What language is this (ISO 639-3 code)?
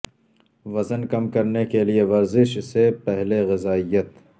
urd